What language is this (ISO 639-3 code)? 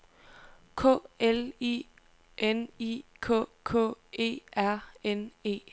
dan